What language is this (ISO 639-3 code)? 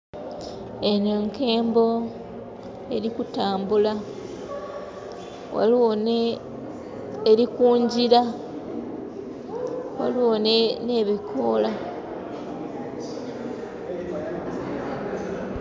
xog